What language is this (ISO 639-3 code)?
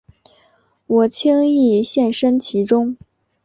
zho